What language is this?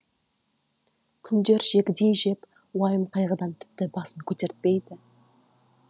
Kazakh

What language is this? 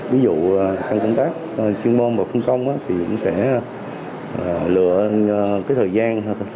Vietnamese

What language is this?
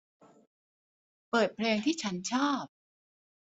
Thai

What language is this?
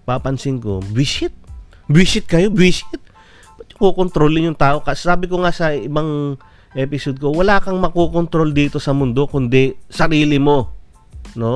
Filipino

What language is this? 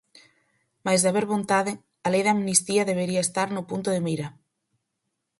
Galician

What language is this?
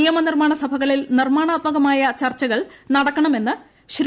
Malayalam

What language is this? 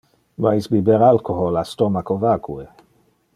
Interlingua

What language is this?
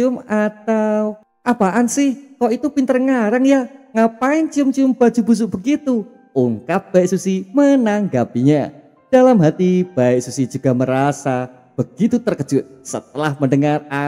Indonesian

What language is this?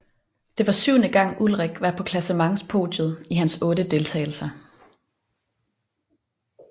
Danish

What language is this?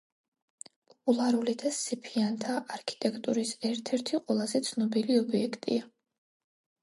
Georgian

